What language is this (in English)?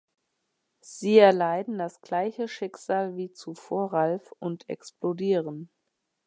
German